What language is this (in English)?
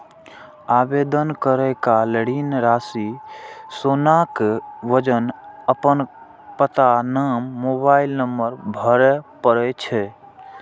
Maithili